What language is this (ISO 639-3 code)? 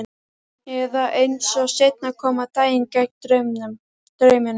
isl